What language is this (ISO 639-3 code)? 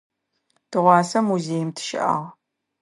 ady